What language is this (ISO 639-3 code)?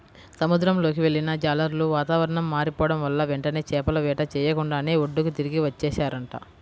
tel